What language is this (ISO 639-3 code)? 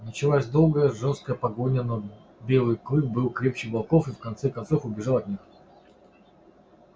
rus